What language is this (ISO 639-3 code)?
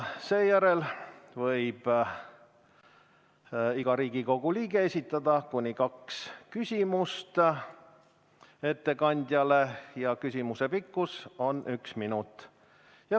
est